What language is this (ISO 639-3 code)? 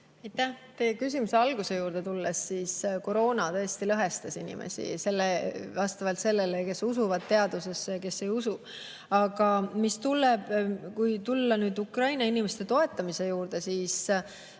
est